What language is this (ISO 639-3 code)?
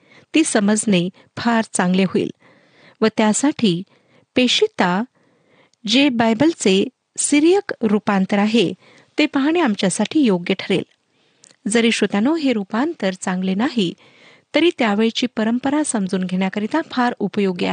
mar